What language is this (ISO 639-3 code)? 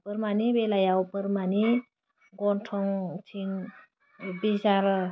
brx